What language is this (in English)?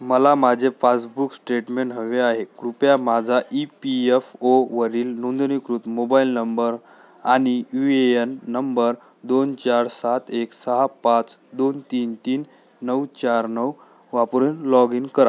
Marathi